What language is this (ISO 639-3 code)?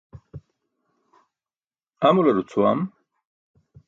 bsk